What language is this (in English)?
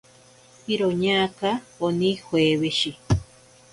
Ashéninka Perené